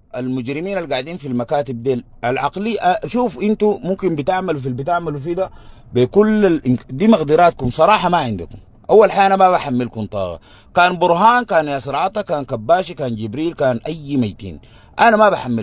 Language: Arabic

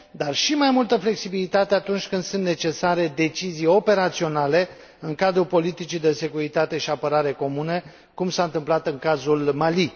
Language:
Romanian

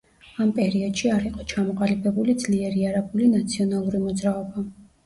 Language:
Georgian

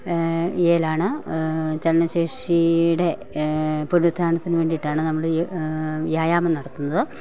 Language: Malayalam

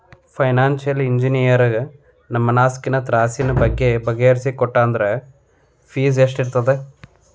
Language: Kannada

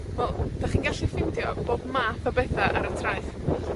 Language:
Welsh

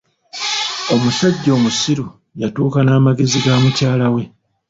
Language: Ganda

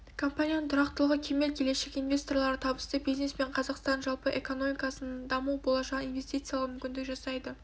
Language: Kazakh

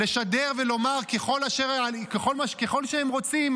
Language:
Hebrew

